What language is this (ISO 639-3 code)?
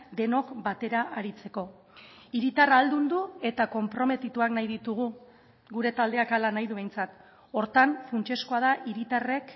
eus